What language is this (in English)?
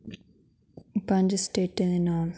Dogri